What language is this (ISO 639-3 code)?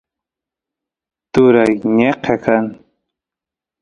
qus